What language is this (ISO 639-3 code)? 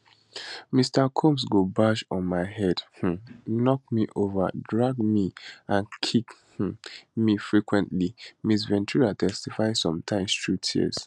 pcm